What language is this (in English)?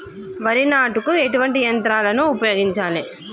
Telugu